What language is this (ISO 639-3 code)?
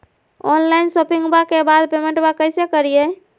mag